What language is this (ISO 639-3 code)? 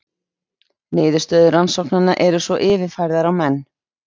isl